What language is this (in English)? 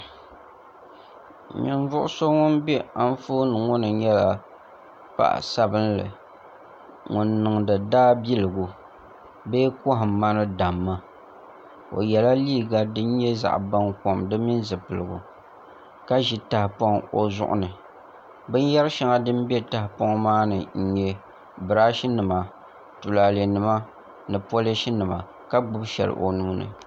Dagbani